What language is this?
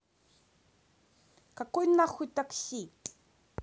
Russian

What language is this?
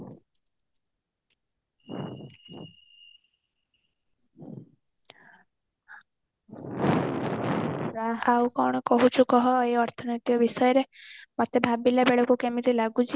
Odia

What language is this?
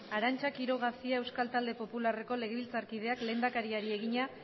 Basque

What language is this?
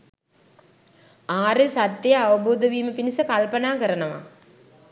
Sinhala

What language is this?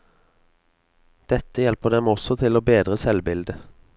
Norwegian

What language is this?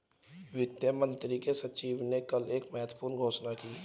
Hindi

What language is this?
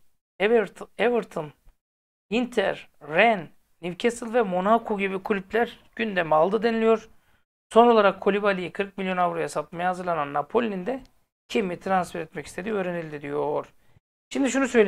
Turkish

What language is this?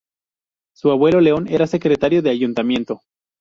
Spanish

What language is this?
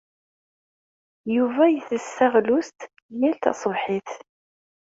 Kabyle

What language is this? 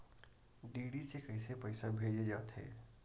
Chhattisgarhi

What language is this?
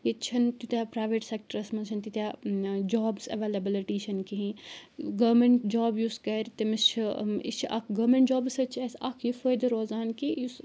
Kashmiri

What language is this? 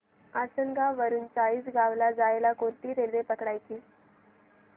Marathi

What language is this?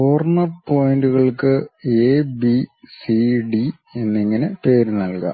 Malayalam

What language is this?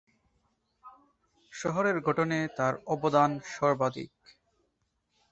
Bangla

